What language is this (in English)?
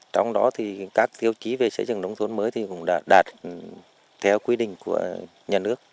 Vietnamese